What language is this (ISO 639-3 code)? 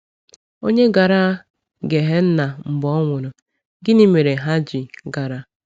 ibo